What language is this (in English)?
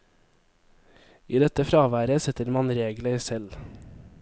Norwegian